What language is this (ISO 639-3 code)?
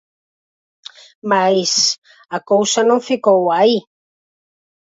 glg